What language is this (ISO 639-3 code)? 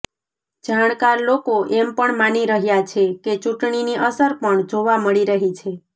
guj